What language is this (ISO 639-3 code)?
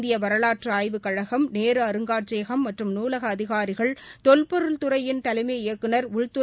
tam